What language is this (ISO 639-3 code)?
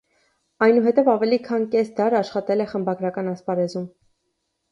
hye